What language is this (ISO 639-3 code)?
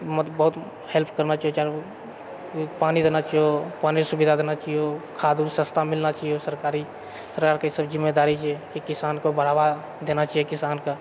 mai